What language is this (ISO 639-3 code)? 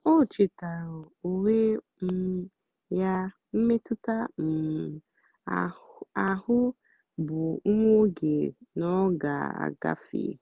ibo